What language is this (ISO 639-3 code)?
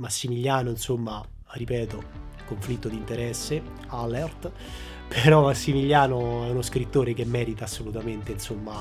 ita